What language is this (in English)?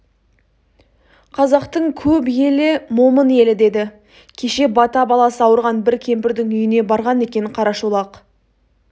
Kazakh